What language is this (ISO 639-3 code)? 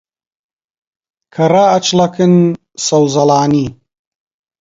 ckb